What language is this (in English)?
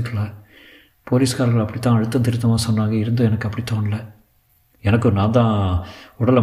Tamil